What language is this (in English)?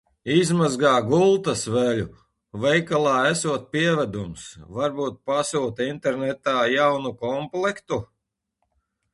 Latvian